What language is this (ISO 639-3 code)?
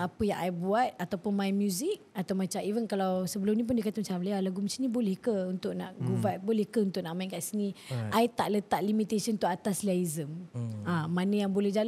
msa